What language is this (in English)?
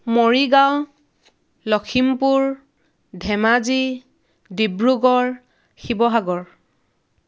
Assamese